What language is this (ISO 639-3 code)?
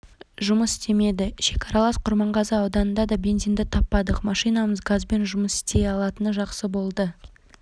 kaz